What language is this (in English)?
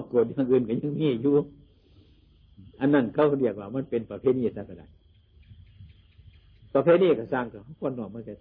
Thai